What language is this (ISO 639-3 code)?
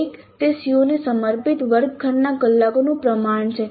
guj